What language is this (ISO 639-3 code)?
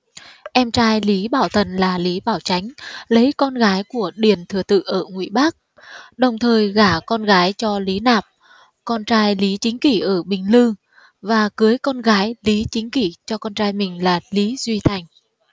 vie